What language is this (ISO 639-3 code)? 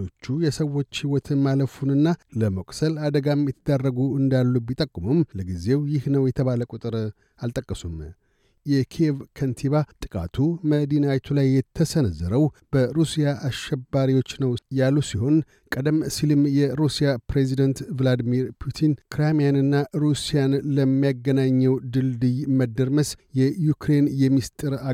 amh